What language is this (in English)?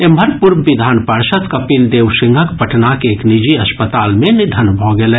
Maithili